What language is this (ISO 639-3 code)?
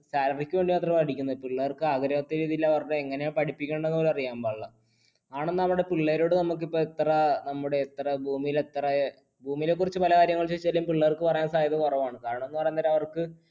mal